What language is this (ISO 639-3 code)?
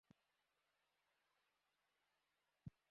ben